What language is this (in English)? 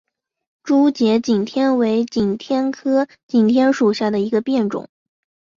Chinese